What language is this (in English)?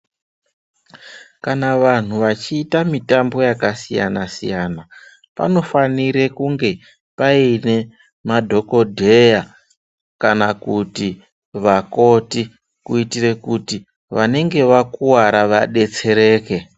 Ndau